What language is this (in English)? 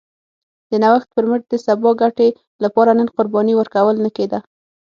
Pashto